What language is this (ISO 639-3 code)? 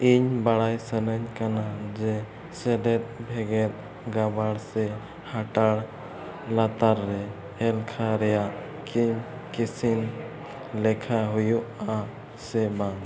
sat